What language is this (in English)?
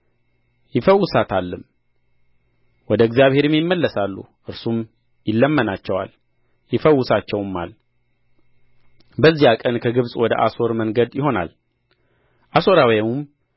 Amharic